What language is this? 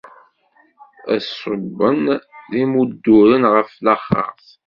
Kabyle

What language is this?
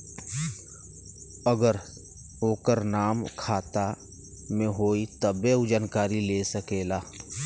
Bhojpuri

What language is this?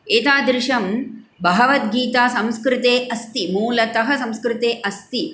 Sanskrit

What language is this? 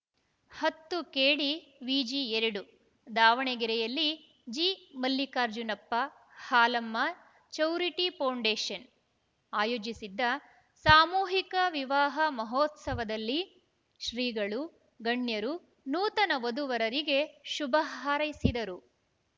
Kannada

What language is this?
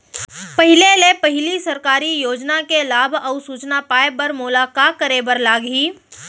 Chhattisgarhi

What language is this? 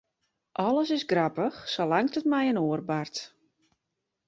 Western Frisian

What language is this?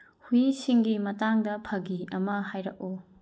Manipuri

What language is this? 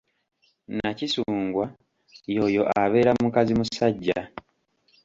Ganda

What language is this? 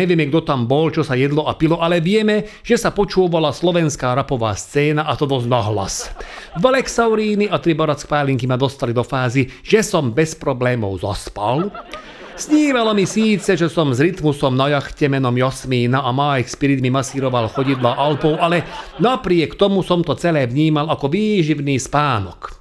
Slovak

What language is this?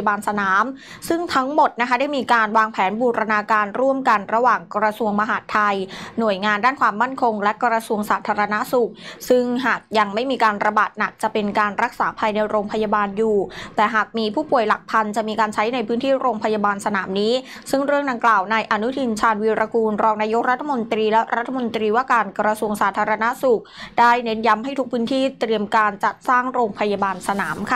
Thai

